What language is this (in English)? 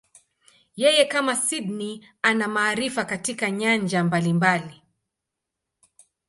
Swahili